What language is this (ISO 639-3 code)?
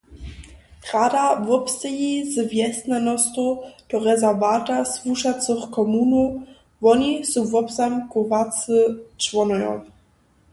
hsb